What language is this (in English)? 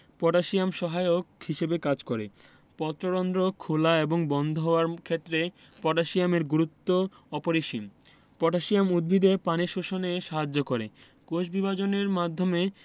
Bangla